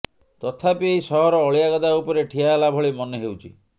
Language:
Odia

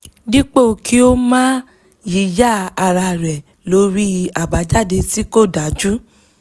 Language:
Yoruba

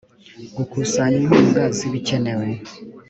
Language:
Kinyarwanda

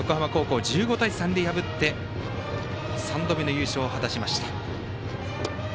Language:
Japanese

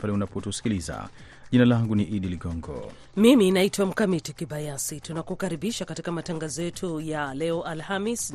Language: Swahili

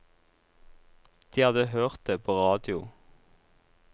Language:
Norwegian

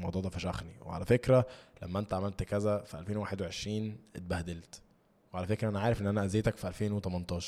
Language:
Arabic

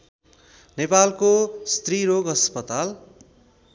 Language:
Nepali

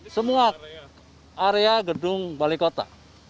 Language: Indonesian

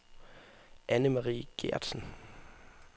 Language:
Danish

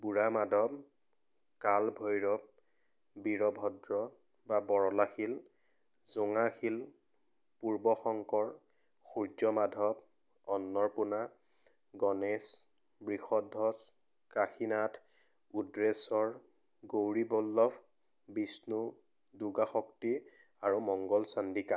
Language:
Assamese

